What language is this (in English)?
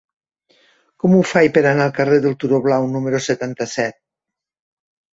Catalan